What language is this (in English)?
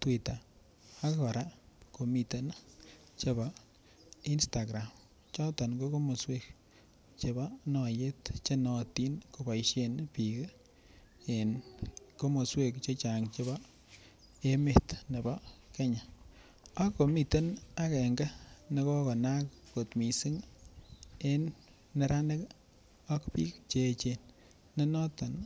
Kalenjin